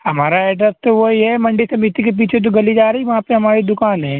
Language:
Urdu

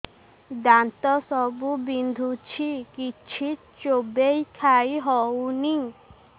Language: Odia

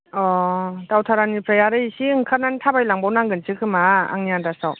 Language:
Bodo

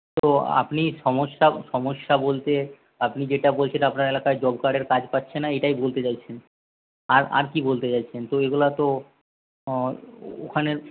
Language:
Bangla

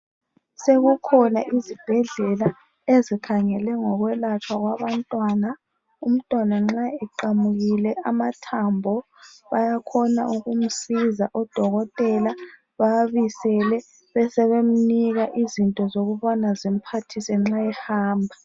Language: North Ndebele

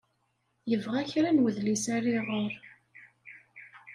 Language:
Kabyle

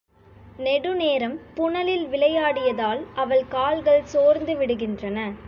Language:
Tamil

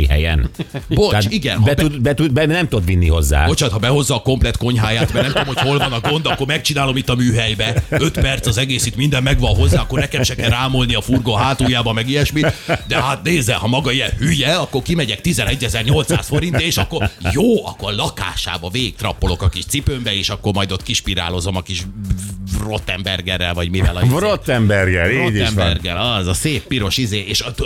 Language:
Hungarian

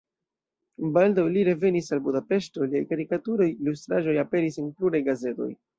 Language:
Esperanto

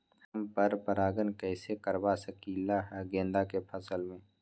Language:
Magahi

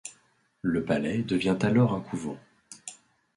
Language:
French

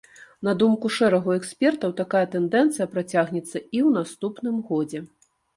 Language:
Belarusian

